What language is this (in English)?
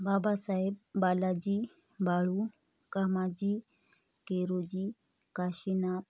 Marathi